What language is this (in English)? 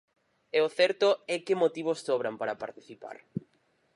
Galician